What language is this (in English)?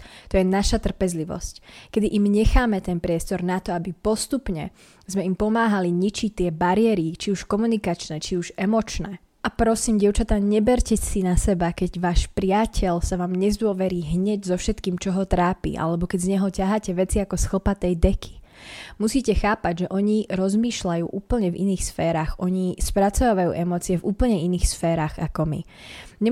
Slovak